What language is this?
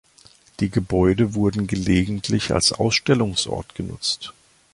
German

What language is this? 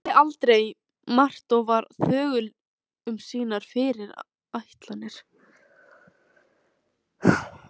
Icelandic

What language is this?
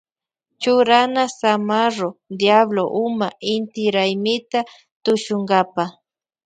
Loja Highland Quichua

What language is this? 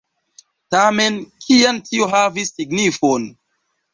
Esperanto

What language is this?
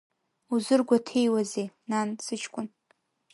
Abkhazian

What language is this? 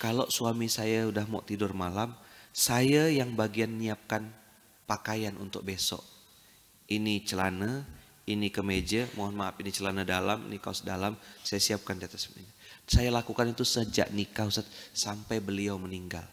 Indonesian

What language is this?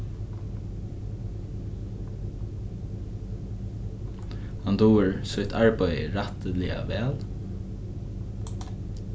Faroese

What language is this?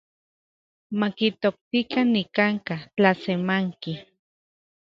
Central Puebla Nahuatl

